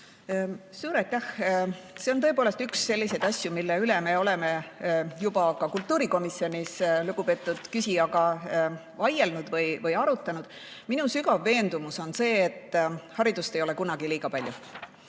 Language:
Estonian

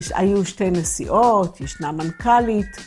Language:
Hebrew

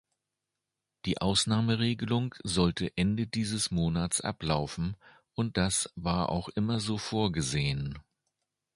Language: German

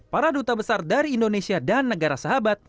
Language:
Indonesian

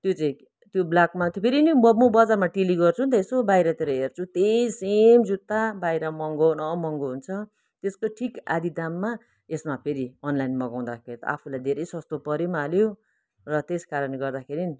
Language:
Nepali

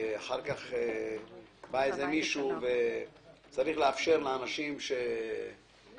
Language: Hebrew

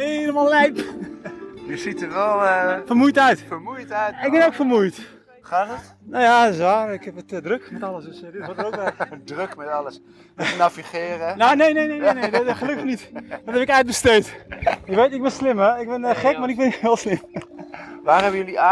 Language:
Dutch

